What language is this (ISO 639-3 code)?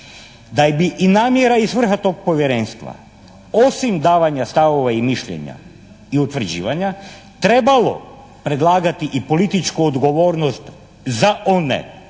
hrv